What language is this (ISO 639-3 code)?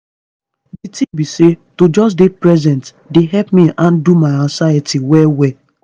pcm